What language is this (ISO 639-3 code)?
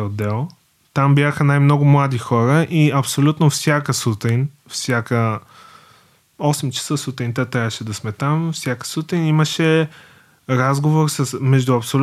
bul